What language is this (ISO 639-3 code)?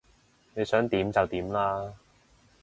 yue